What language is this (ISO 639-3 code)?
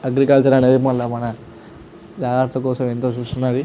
tel